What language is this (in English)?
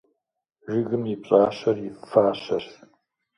Kabardian